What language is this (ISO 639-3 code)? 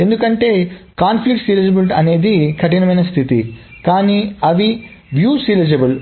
tel